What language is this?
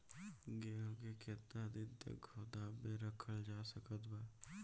Bhojpuri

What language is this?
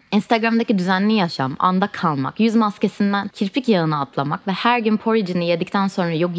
Turkish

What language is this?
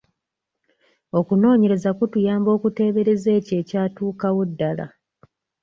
Ganda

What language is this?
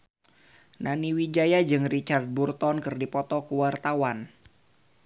Sundanese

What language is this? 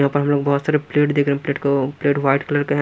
Hindi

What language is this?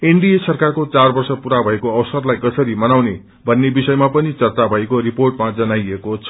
Nepali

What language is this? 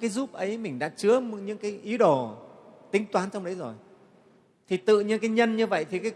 Vietnamese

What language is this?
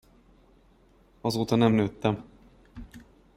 Hungarian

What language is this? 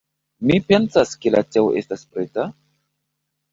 Esperanto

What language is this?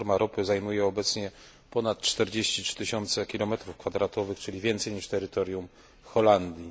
Polish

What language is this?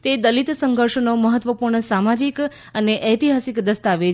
Gujarati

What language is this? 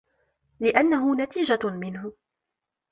Arabic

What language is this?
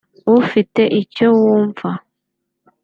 Kinyarwanda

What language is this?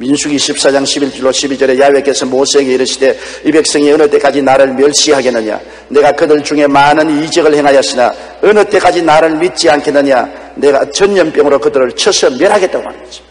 Korean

